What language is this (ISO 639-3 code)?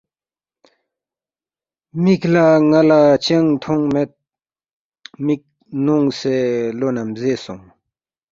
bft